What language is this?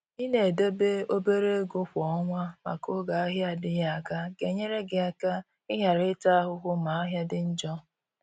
Igbo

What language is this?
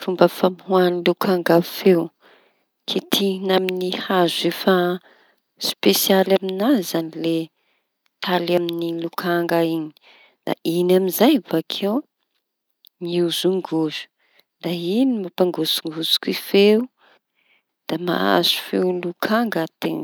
Tanosy Malagasy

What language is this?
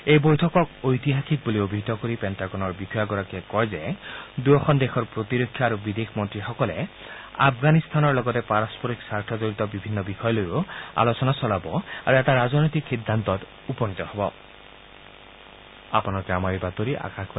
Assamese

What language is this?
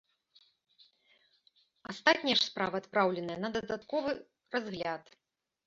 Belarusian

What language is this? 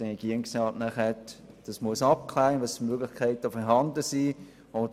Swiss German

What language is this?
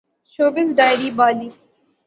Urdu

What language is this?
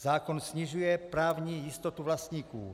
Czech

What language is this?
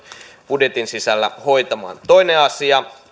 Finnish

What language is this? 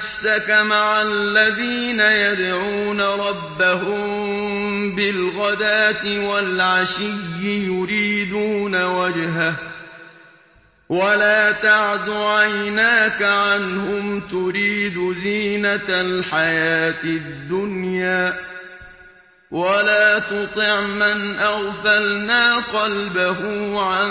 Arabic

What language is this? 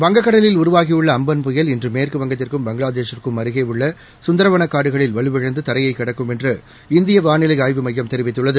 Tamil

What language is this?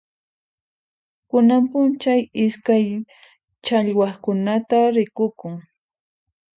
Puno Quechua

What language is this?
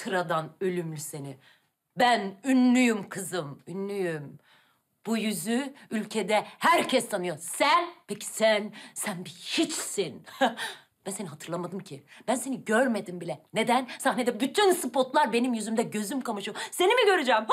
Turkish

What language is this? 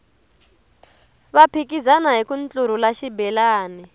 Tsonga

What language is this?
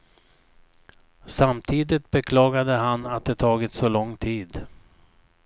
Swedish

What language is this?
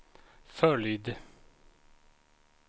Swedish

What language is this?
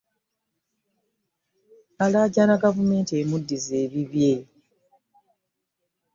Ganda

